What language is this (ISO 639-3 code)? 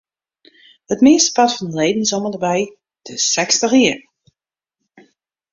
fry